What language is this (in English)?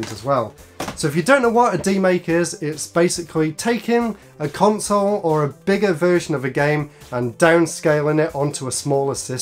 English